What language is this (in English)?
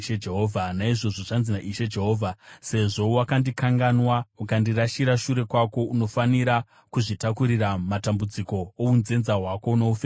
Shona